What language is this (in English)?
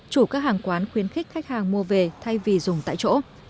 Vietnamese